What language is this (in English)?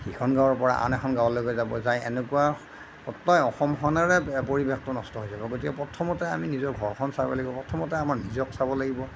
Assamese